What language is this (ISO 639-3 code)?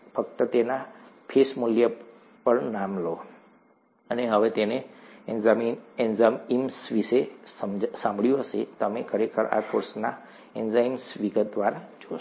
guj